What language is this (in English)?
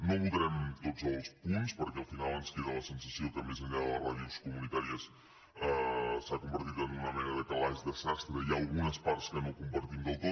Catalan